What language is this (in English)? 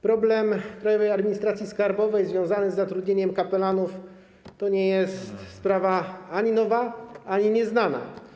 Polish